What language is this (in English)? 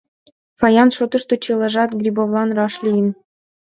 Mari